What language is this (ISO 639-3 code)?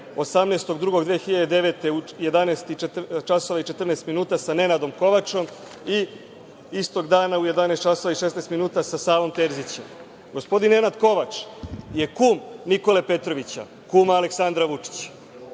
srp